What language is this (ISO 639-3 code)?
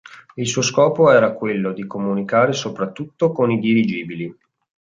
ita